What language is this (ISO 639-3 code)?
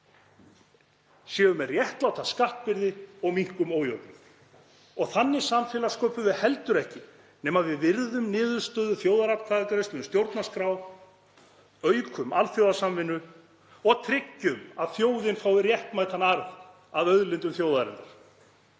isl